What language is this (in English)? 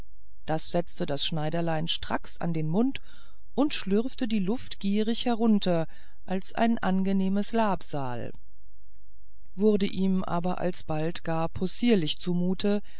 German